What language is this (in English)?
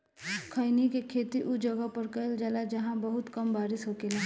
Bhojpuri